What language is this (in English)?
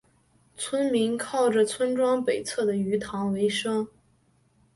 Chinese